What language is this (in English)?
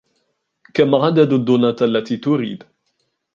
Arabic